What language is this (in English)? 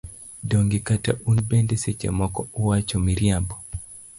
Luo (Kenya and Tanzania)